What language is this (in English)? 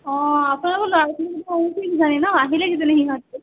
Assamese